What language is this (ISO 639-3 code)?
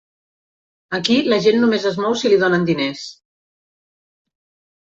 cat